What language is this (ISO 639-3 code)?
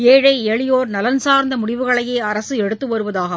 tam